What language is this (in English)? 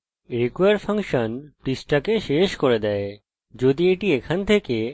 Bangla